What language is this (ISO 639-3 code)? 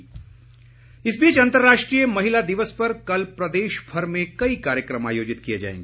hin